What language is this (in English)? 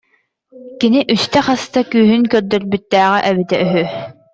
Yakut